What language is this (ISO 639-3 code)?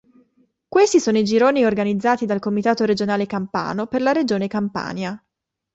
ita